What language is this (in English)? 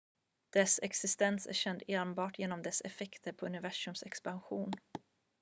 Swedish